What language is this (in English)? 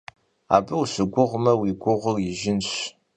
Kabardian